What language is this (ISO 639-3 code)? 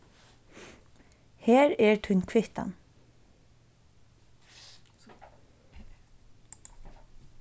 fao